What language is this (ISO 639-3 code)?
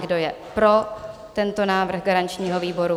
ces